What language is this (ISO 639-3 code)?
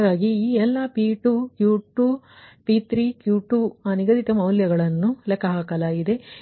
kan